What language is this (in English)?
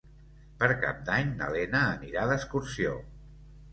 Catalan